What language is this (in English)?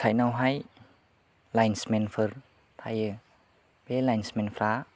Bodo